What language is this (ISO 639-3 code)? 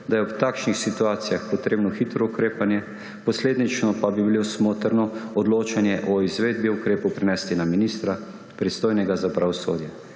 slv